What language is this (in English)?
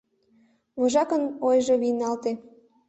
Mari